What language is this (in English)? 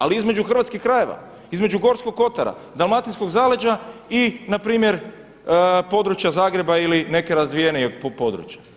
Croatian